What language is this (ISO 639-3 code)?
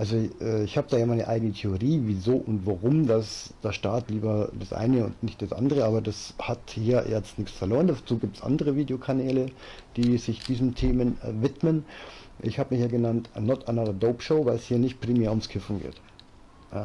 deu